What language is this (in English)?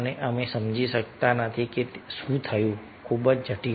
Gujarati